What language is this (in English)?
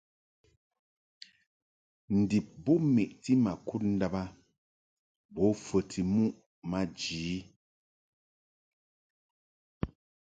Mungaka